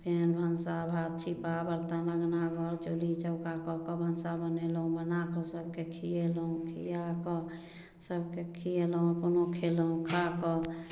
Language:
Maithili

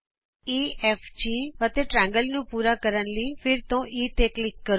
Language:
Punjabi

